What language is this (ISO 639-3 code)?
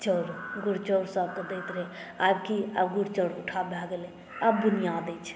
mai